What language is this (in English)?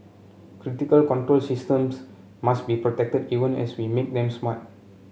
English